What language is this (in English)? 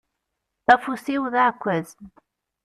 Kabyle